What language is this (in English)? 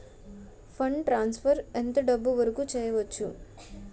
Telugu